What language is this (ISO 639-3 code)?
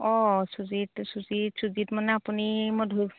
asm